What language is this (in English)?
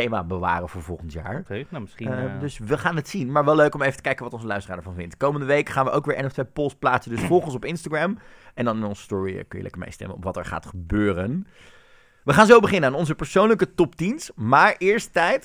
Dutch